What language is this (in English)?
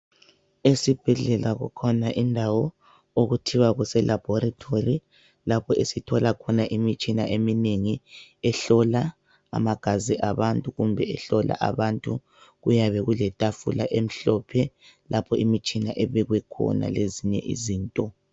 North Ndebele